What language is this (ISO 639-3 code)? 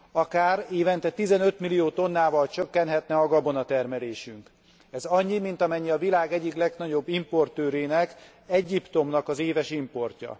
hun